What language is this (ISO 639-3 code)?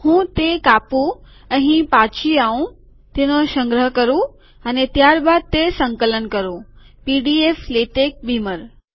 guj